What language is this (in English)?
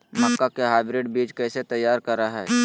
Magahi